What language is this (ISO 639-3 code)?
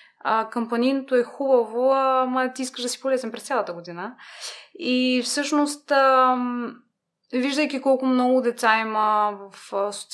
bul